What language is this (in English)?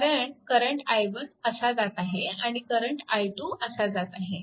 Marathi